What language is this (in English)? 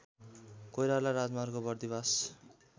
Nepali